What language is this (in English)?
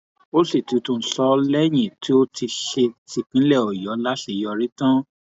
Yoruba